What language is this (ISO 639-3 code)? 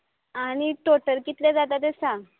kok